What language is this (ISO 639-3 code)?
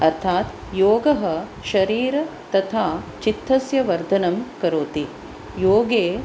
san